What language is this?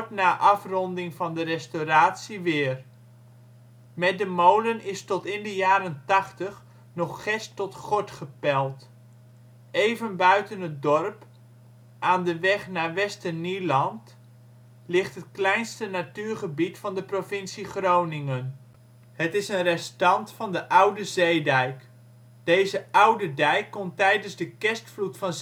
Dutch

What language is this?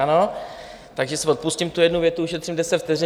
Czech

